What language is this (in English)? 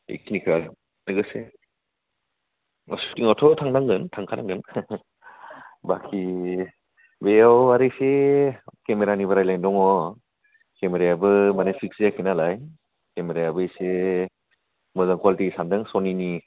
Bodo